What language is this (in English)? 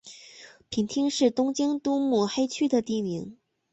Chinese